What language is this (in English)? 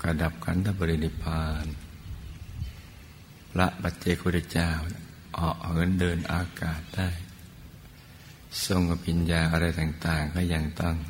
Thai